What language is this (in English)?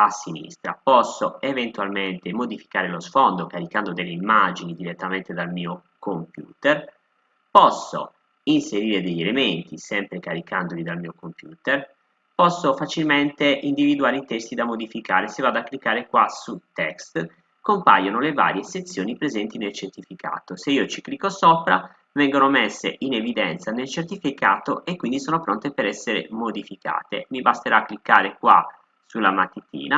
Italian